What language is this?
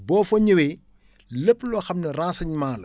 Wolof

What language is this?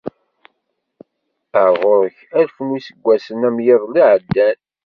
Kabyle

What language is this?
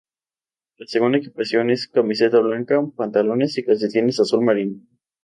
Spanish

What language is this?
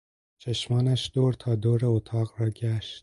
Persian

